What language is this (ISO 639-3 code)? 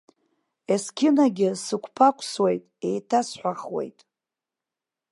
abk